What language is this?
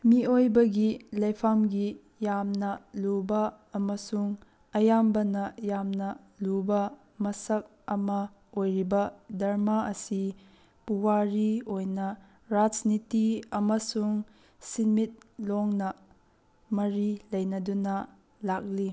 Manipuri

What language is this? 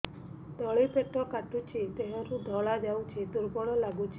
Odia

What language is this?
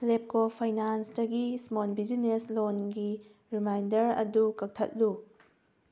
Manipuri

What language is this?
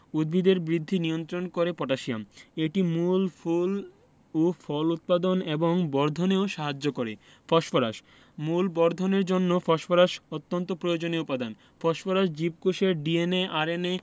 Bangla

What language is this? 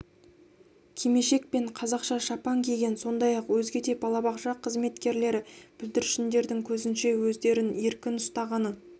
Kazakh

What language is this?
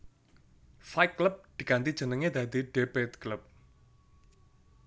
Javanese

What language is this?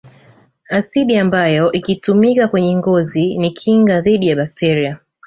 Swahili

